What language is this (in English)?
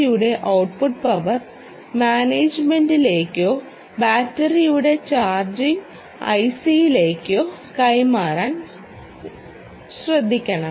Malayalam